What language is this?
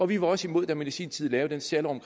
Danish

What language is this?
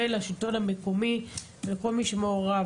Hebrew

